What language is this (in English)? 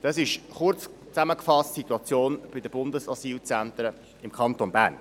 Swiss German